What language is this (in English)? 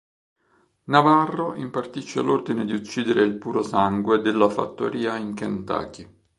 Italian